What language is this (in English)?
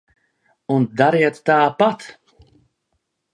Latvian